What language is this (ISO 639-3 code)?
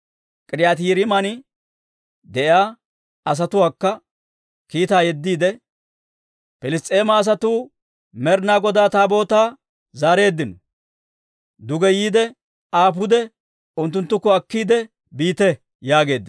dwr